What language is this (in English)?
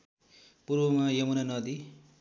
Nepali